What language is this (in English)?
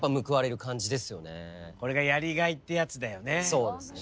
Japanese